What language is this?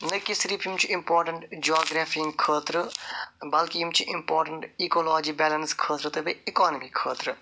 Kashmiri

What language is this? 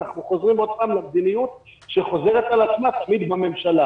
Hebrew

